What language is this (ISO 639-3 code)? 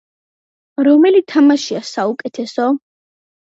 kat